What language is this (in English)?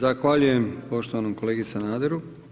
Croatian